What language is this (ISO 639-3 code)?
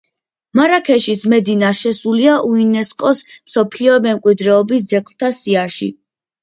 kat